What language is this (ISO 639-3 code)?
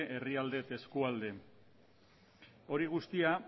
eus